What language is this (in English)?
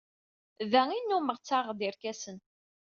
Kabyle